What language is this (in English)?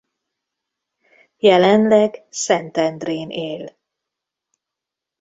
Hungarian